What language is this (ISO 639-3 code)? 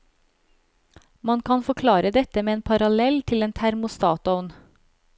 nor